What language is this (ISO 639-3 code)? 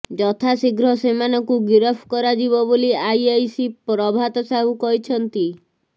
ori